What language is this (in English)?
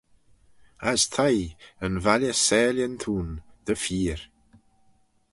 Manx